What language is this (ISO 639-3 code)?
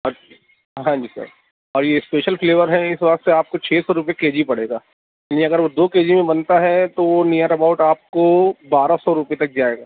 urd